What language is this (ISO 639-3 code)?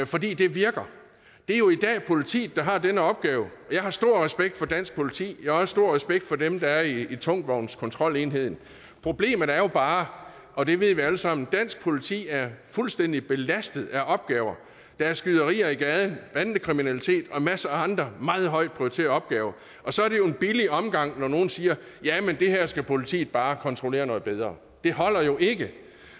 dan